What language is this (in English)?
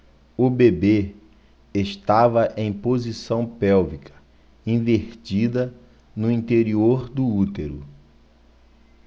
Portuguese